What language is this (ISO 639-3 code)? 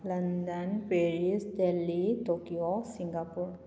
mni